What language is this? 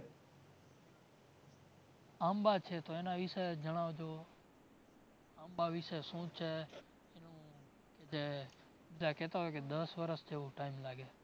Gujarati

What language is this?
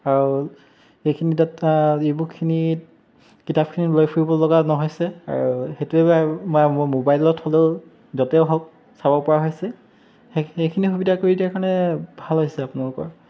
Assamese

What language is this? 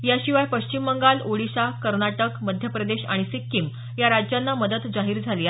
Marathi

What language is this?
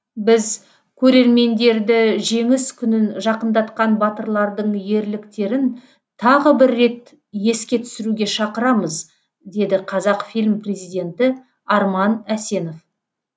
Kazakh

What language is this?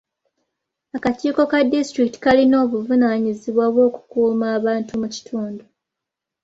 Ganda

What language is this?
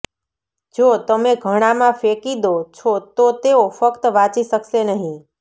Gujarati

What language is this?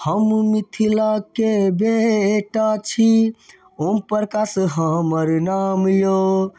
Maithili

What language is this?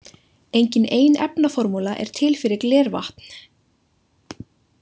Icelandic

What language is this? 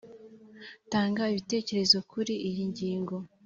Kinyarwanda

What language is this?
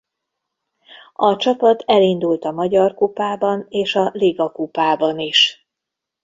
Hungarian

